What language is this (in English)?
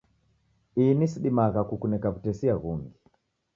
Taita